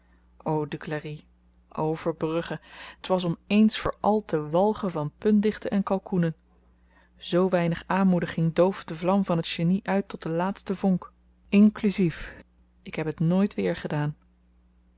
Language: Dutch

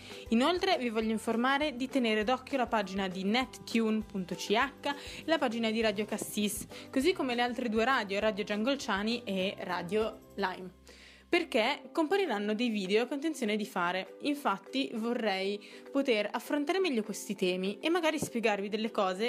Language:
Italian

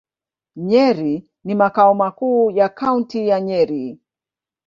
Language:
Swahili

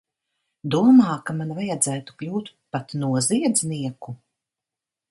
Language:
Latvian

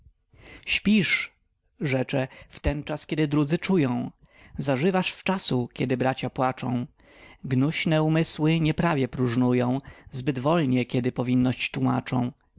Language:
Polish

